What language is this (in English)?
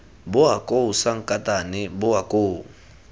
Tswana